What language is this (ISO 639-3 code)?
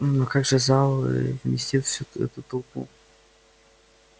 rus